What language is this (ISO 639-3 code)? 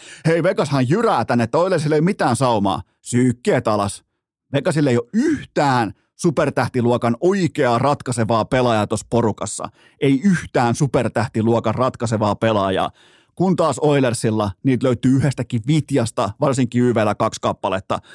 fin